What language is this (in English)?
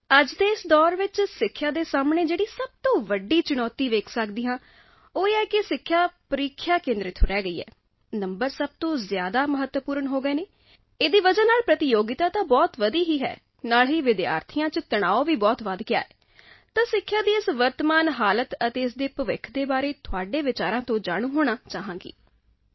Punjabi